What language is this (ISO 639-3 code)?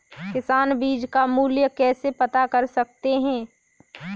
hin